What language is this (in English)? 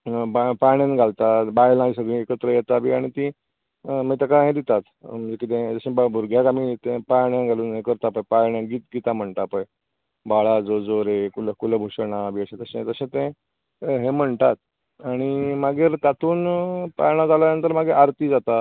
Konkani